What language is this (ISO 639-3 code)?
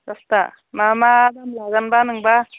brx